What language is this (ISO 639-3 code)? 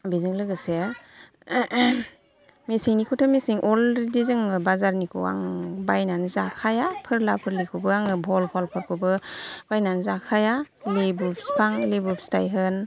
brx